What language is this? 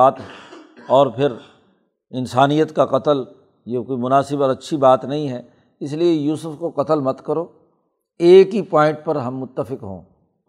Urdu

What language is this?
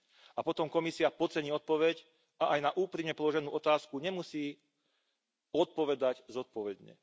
Slovak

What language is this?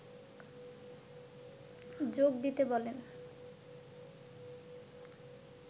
Bangla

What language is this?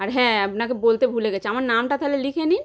Bangla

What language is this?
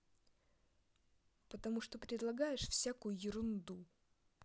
Russian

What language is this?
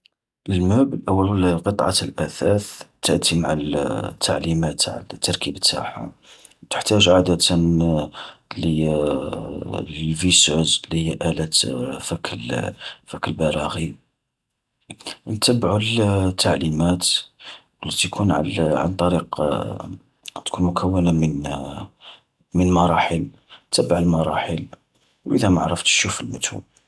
Algerian Arabic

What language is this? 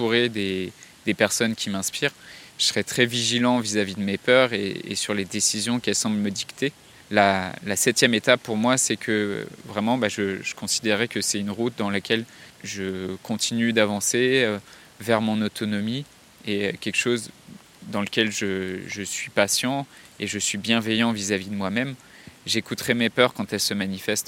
French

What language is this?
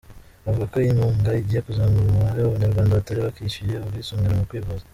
Kinyarwanda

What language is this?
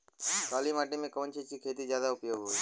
Bhojpuri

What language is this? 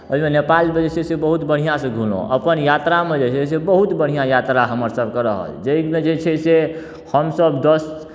Maithili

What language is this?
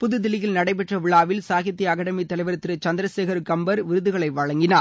Tamil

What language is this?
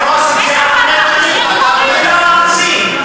Hebrew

